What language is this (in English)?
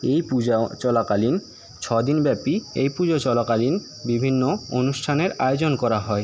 Bangla